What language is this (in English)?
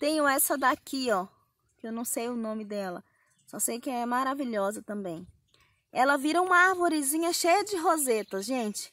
Portuguese